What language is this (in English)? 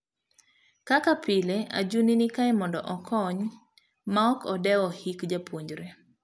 Luo (Kenya and Tanzania)